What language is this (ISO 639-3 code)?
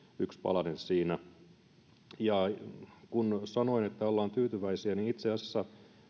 fin